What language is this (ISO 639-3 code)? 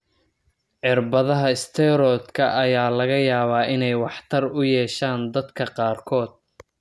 som